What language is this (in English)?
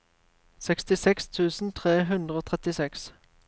Norwegian